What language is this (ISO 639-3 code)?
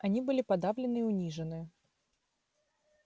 rus